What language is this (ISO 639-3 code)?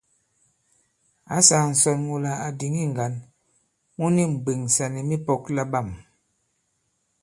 abb